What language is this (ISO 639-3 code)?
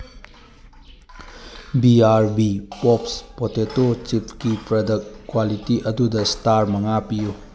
mni